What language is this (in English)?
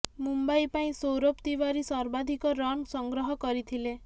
Odia